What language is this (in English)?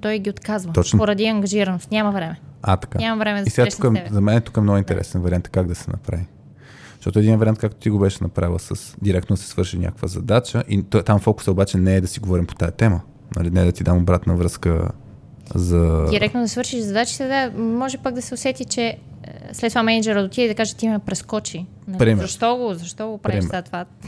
Bulgarian